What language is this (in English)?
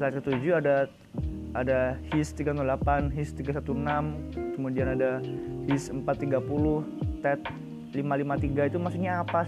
Indonesian